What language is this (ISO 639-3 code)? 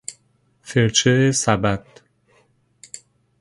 fas